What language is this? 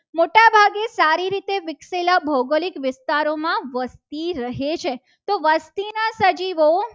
Gujarati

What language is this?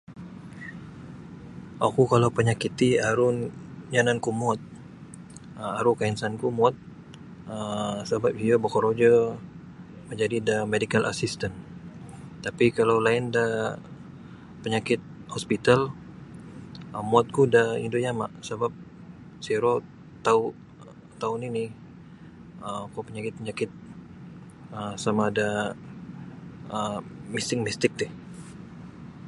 Sabah Bisaya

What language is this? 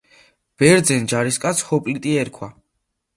Georgian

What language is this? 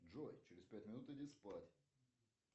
Russian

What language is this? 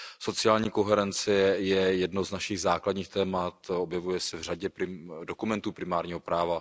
Czech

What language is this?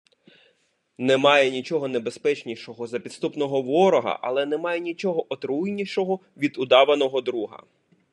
Ukrainian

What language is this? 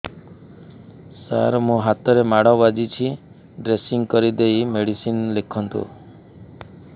Odia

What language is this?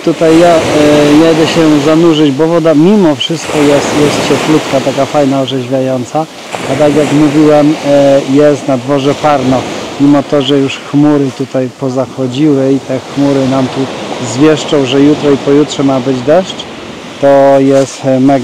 Polish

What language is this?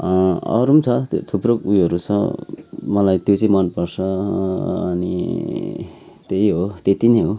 Nepali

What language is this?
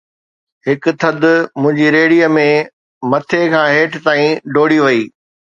Sindhi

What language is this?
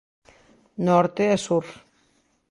Galician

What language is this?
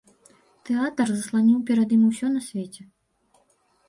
Belarusian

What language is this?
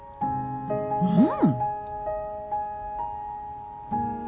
Japanese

